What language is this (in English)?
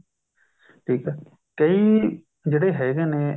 Punjabi